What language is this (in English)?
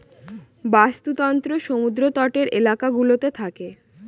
Bangla